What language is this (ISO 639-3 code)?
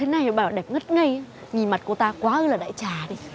vie